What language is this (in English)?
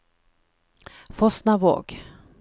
Norwegian